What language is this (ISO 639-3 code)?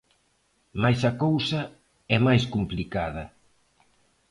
glg